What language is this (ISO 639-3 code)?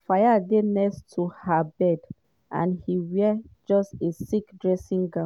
pcm